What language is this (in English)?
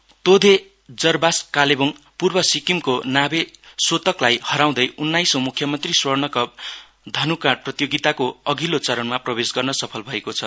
Nepali